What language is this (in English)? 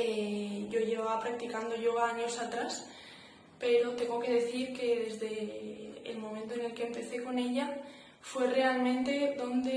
Spanish